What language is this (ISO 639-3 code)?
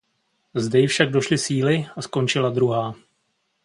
ces